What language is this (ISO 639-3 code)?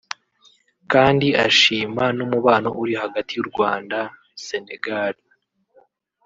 kin